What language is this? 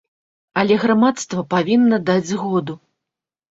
Belarusian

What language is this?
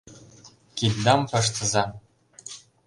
Mari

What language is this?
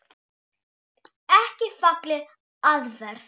Icelandic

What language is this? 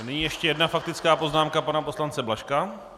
Czech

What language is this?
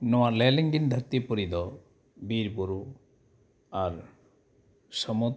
Santali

